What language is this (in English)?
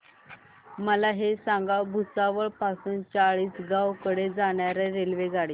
Marathi